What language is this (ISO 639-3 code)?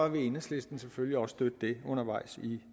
dan